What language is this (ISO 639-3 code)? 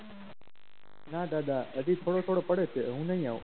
guj